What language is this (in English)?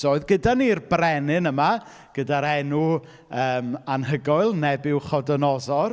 Welsh